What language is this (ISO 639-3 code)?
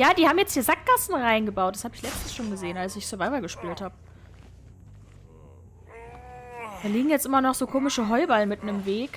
deu